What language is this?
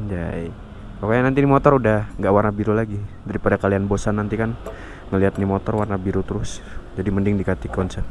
Indonesian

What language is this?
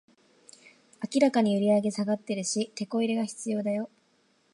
Japanese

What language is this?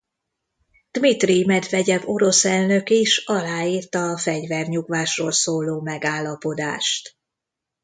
Hungarian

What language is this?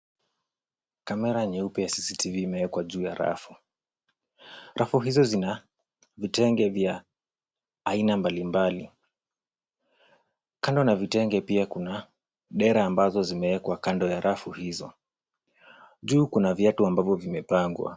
Swahili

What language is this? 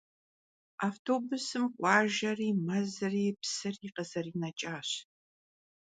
Kabardian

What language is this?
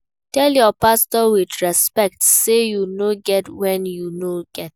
Nigerian Pidgin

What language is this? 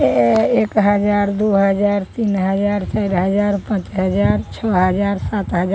Maithili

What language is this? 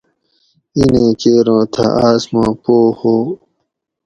Gawri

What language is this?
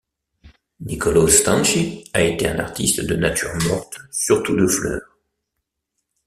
French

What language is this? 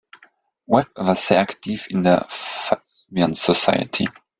German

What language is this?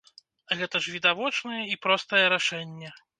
Belarusian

